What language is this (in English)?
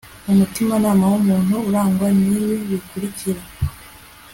Kinyarwanda